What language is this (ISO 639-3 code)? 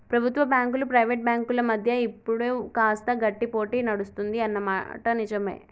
tel